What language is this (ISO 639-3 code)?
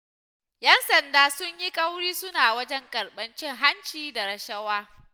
hau